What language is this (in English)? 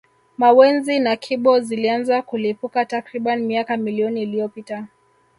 Swahili